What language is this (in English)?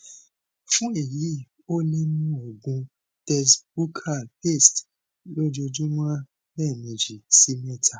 Yoruba